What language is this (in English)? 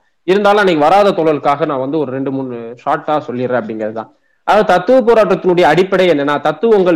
Tamil